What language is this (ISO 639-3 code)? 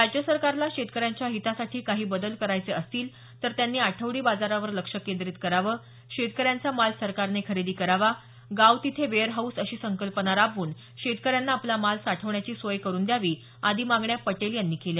mar